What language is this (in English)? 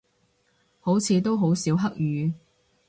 Cantonese